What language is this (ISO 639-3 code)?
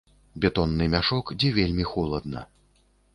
bel